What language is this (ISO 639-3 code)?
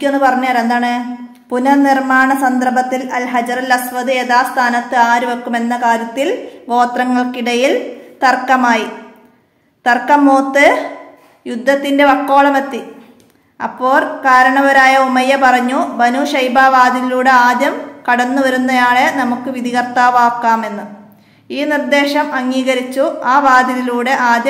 mal